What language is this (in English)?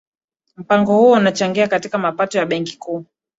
Swahili